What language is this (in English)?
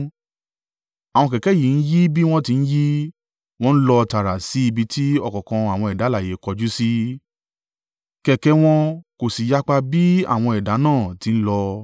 Yoruba